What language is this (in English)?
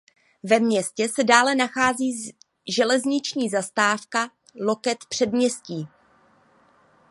Czech